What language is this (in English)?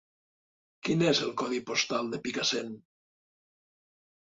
Catalan